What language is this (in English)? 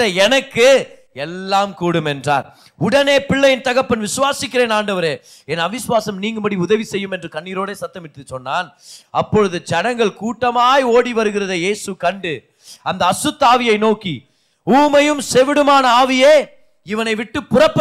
Tamil